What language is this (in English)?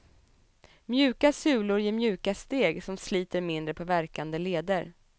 Swedish